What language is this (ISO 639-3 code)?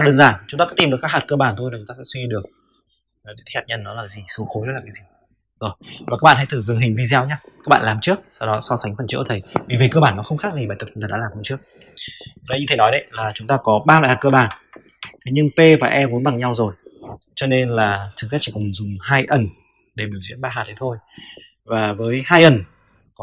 vie